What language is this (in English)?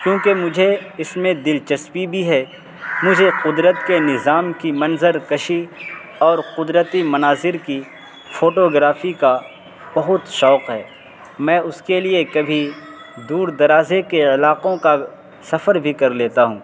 Urdu